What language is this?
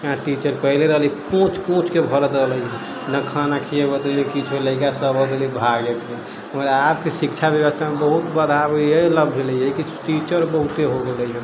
Maithili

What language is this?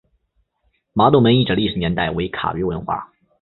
Chinese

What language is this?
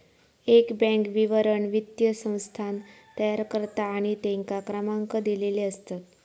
Marathi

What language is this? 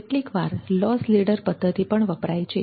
Gujarati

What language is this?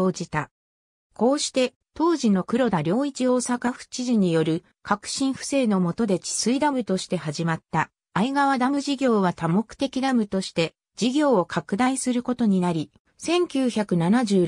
Japanese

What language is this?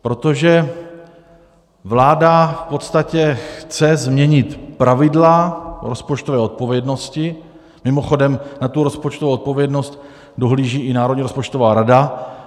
Czech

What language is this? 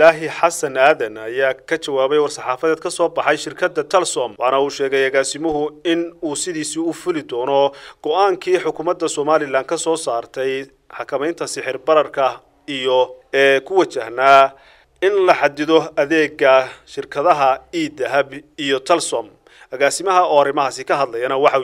Arabic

